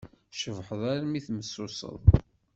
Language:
Kabyle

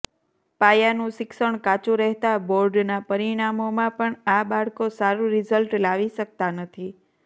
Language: Gujarati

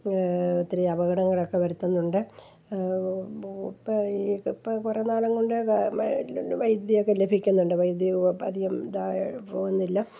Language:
Malayalam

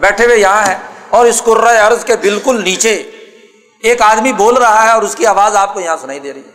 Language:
Urdu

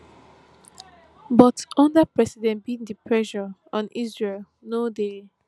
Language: Nigerian Pidgin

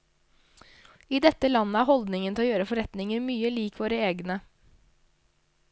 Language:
Norwegian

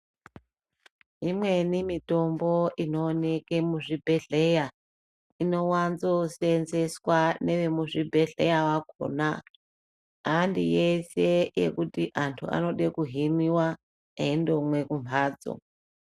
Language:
Ndau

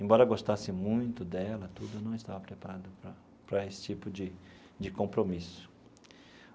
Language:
Portuguese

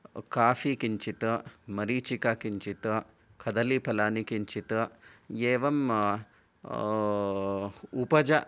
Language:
Sanskrit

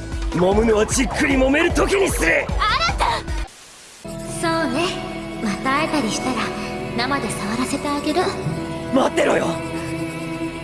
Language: Japanese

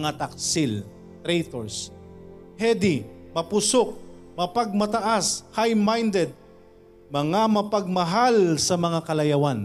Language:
Filipino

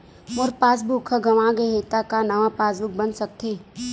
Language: Chhattisgarhi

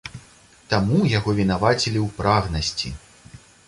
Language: Belarusian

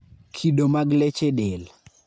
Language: Luo (Kenya and Tanzania)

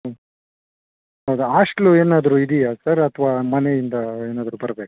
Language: Kannada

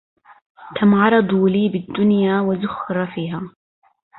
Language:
Arabic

